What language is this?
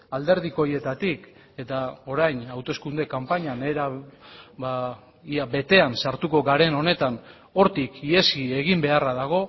Basque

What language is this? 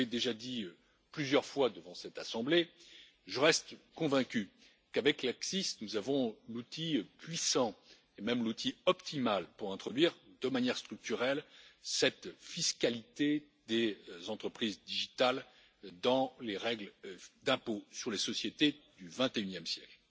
French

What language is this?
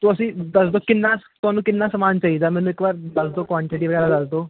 Punjabi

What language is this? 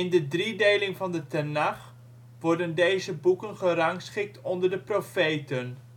Dutch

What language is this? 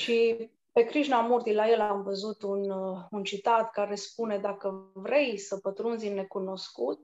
Romanian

